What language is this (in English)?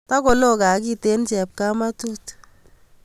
Kalenjin